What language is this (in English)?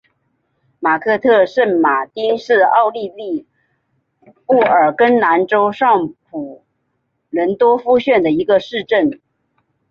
Chinese